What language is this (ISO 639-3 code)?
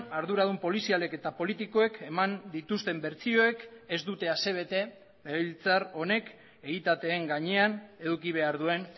eus